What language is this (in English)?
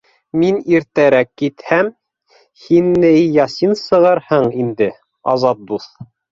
Bashkir